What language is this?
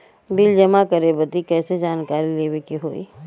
Bhojpuri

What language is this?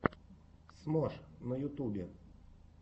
Russian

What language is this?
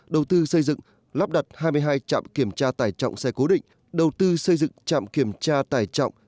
Vietnamese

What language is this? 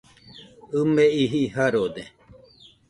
Nüpode Huitoto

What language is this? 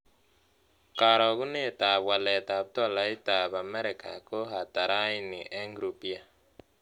Kalenjin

